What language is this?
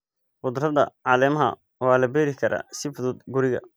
Somali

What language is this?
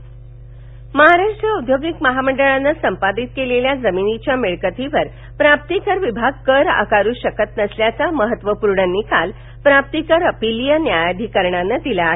Marathi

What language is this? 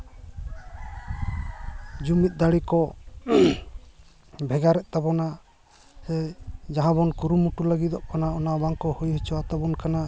Santali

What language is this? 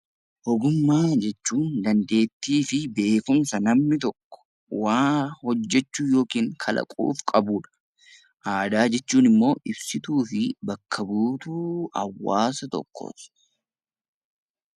Oromo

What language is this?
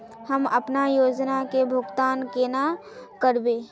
Magahi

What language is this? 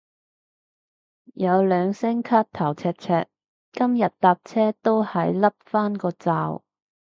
Cantonese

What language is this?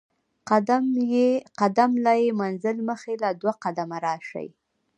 Pashto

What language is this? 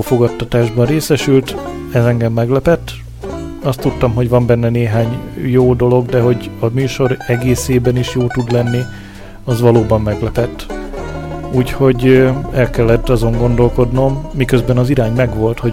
Hungarian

